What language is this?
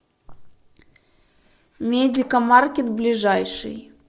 Russian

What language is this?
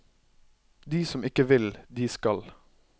Norwegian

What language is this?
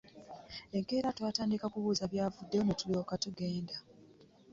Ganda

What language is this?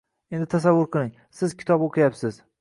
Uzbek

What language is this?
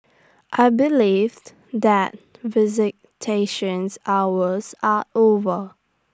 English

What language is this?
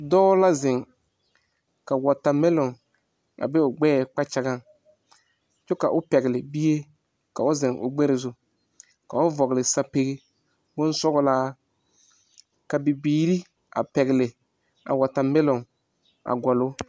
Southern Dagaare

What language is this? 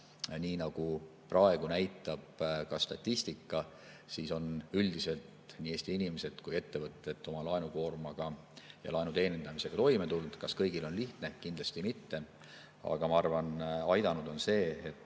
Estonian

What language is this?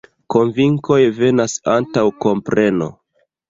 Esperanto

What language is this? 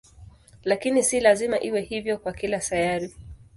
Swahili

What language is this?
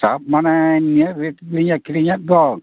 Santali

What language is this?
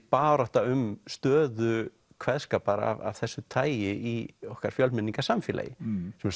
Icelandic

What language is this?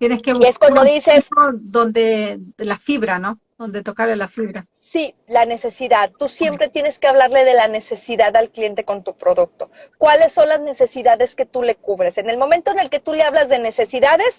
Spanish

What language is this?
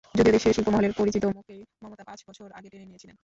Bangla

